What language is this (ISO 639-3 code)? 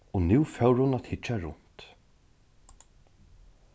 fao